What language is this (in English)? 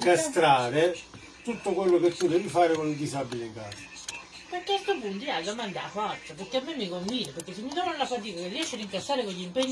Italian